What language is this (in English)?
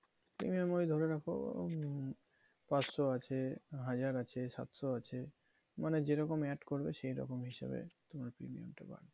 Bangla